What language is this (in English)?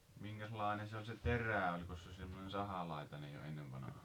Finnish